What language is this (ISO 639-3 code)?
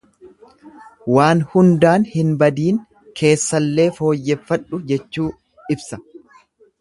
orm